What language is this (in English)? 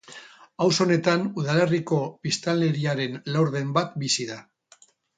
Basque